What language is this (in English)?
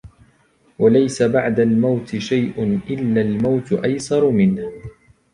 Arabic